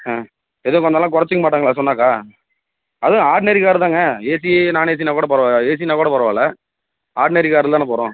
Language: Tamil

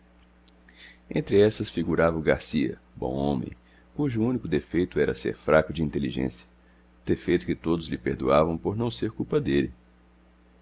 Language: Portuguese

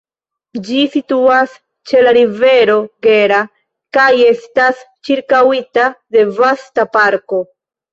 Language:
Esperanto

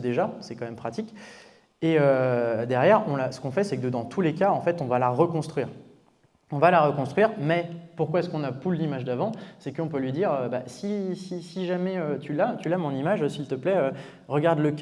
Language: French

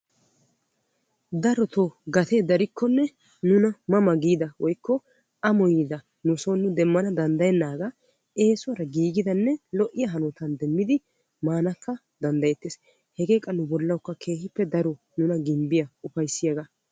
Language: Wolaytta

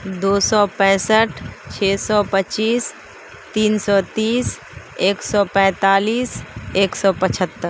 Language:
Urdu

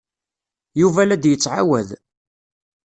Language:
Kabyle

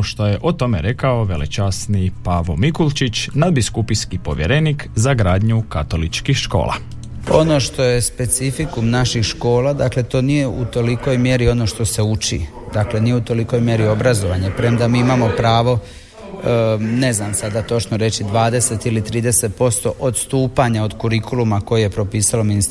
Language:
Croatian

